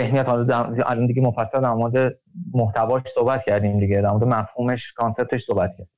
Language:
Persian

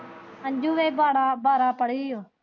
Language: Punjabi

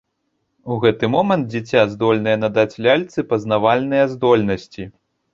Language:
Belarusian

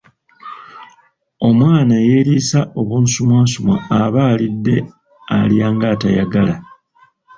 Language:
Ganda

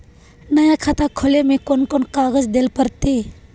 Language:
Magahi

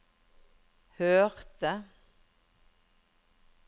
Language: Norwegian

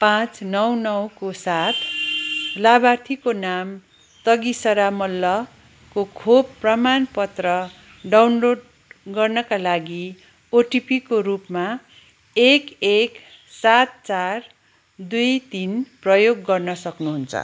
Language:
Nepali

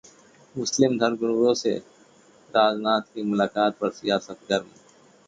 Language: Hindi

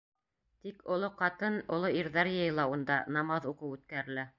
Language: Bashkir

